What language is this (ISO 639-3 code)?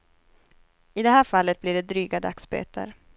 swe